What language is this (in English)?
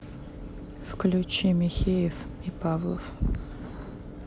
Russian